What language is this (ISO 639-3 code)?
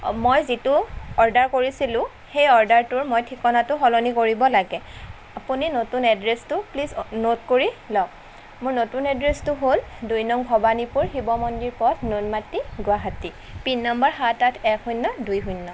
asm